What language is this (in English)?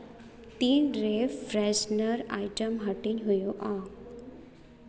Santali